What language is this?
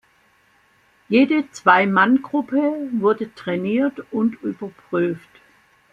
German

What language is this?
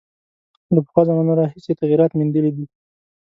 Pashto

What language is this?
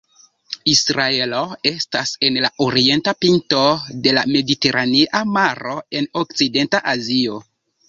Esperanto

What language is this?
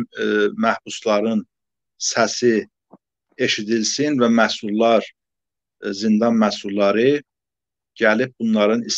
Turkish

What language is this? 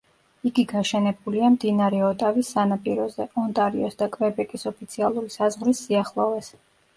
Georgian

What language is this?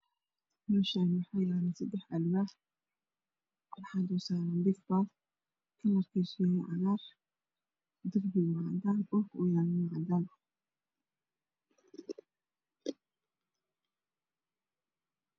Somali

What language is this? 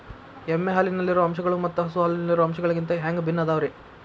Kannada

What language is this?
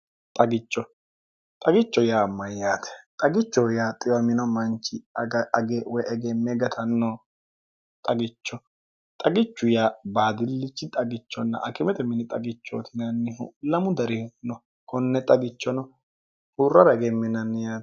Sidamo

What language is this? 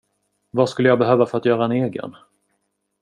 Swedish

